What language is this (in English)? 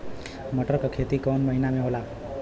Bhojpuri